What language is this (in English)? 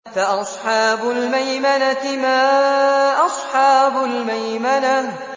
Arabic